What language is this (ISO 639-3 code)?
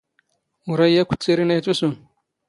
zgh